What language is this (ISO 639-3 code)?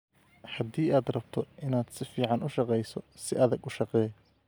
som